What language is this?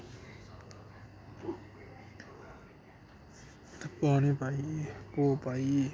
Dogri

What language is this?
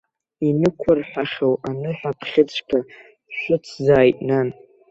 Abkhazian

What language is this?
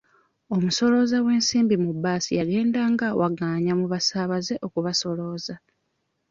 Ganda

